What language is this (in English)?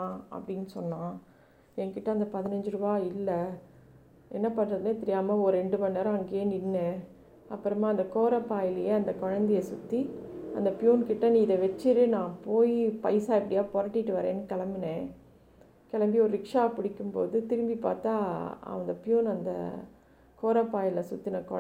Tamil